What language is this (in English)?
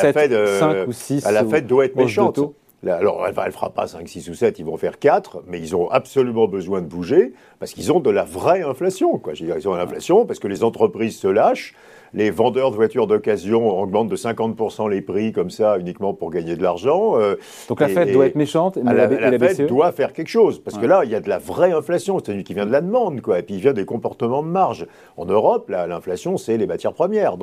French